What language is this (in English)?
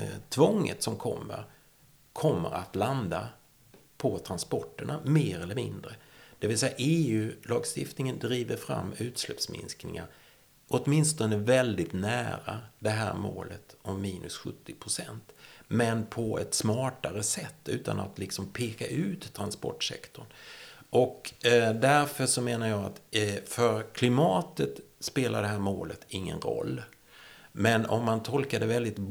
Swedish